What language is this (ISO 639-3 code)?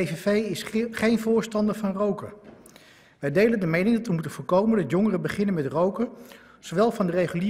nld